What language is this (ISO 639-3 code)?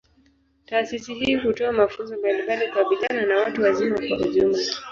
swa